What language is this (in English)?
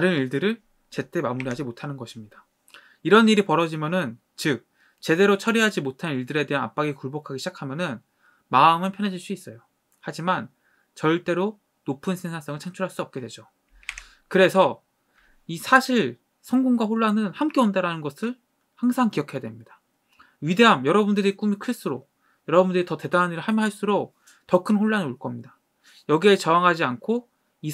Korean